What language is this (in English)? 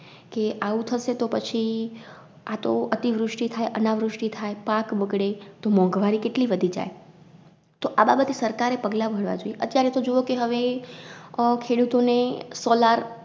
Gujarati